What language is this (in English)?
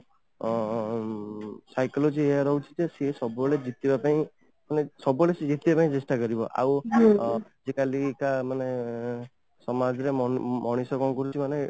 Odia